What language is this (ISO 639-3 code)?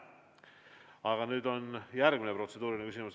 est